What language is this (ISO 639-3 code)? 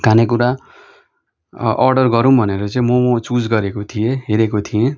nep